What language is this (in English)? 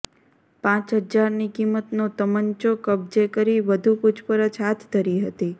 Gujarati